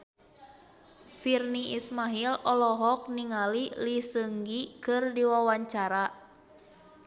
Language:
Sundanese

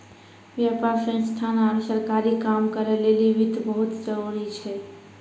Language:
Maithili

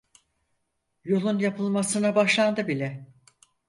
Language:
Turkish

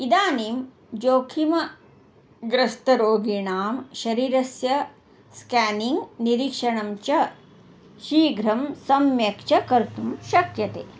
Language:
Sanskrit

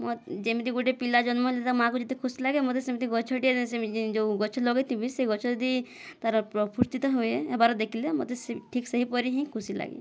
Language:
Odia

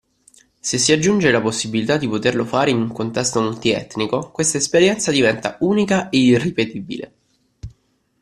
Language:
Italian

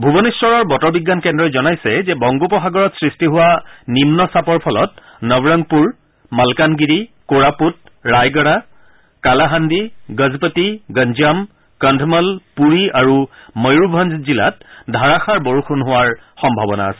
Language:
Assamese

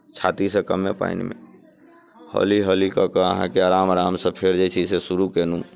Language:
Maithili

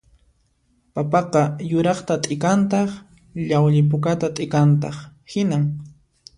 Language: Puno Quechua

